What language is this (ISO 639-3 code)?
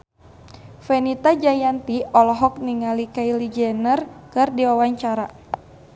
sun